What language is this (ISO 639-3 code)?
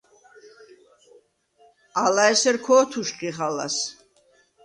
sva